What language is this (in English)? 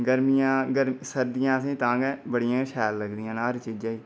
Dogri